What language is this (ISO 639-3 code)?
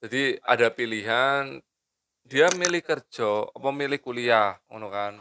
ind